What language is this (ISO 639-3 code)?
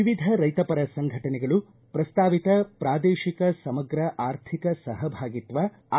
kan